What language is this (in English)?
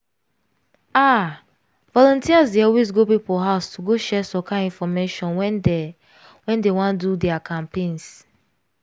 Nigerian Pidgin